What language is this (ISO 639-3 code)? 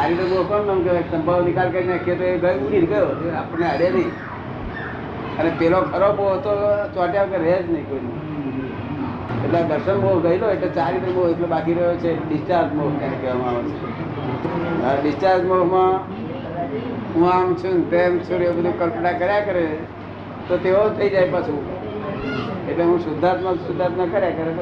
guj